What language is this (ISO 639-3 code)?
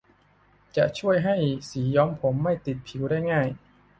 tha